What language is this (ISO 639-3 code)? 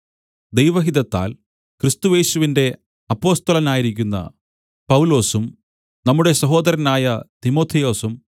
mal